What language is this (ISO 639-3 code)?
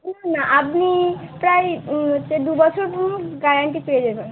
ben